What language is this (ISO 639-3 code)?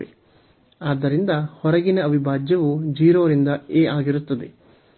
kan